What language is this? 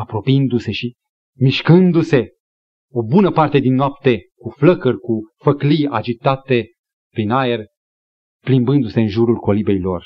Romanian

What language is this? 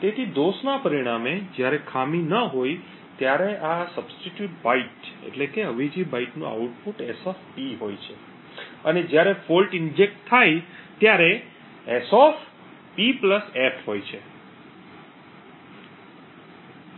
Gujarati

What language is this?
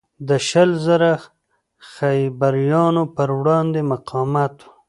Pashto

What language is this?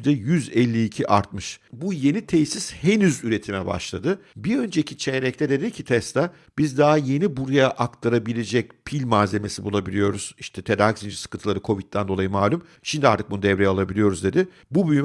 Turkish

